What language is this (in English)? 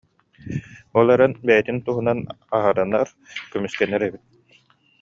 Yakut